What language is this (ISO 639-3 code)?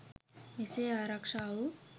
sin